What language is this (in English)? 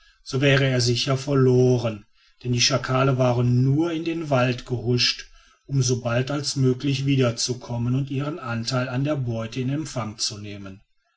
German